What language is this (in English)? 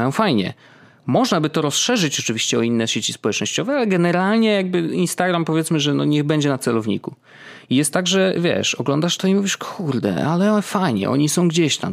Polish